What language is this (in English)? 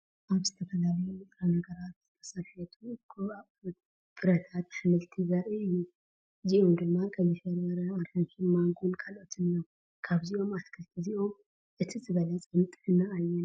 Tigrinya